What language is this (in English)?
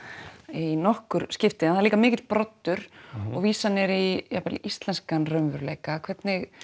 Icelandic